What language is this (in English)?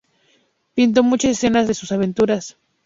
Spanish